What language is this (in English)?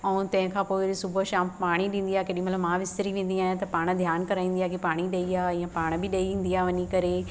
Sindhi